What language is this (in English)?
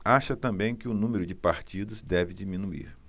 Portuguese